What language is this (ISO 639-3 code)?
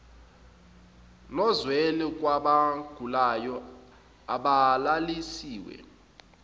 zul